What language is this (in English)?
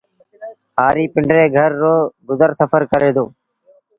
Sindhi Bhil